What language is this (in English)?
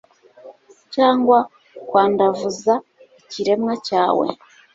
Kinyarwanda